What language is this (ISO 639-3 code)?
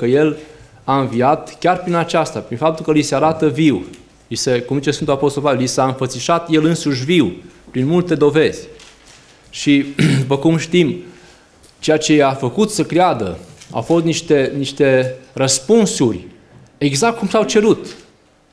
ron